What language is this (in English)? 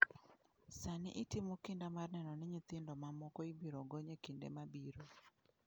Luo (Kenya and Tanzania)